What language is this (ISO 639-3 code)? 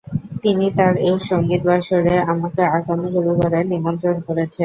ben